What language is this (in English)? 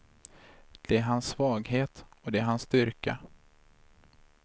Swedish